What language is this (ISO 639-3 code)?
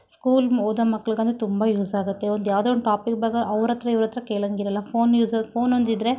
kan